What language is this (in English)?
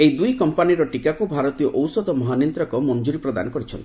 Odia